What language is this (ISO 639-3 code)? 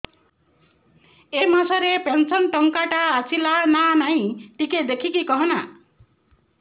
ori